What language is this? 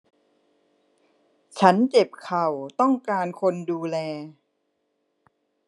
Thai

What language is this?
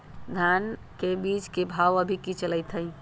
Magahi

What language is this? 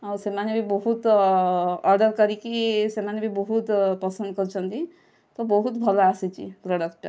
Odia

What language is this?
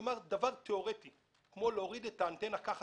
Hebrew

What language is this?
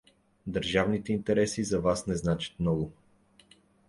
Bulgarian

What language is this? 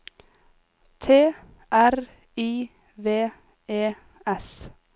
Norwegian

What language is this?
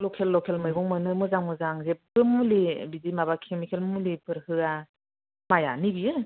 Bodo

